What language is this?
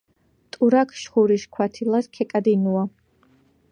Georgian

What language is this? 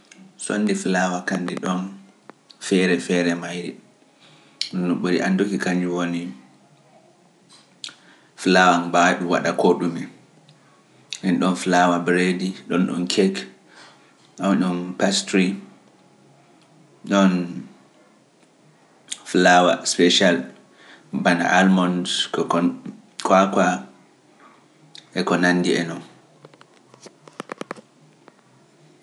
Pular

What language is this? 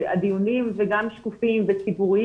Hebrew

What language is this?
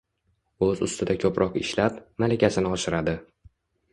Uzbek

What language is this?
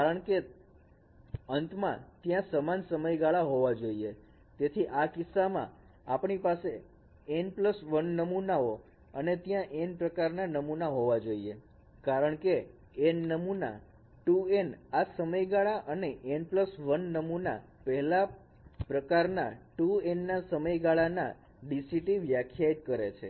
Gujarati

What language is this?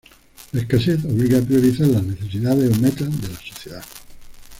Spanish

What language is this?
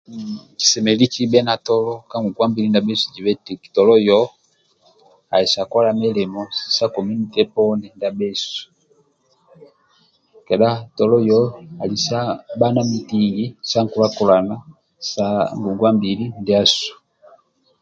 Amba (Uganda)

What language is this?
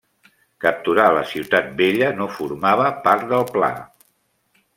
Catalan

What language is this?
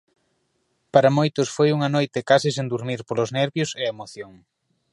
Galician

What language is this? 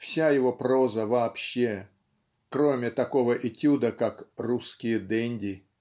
Russian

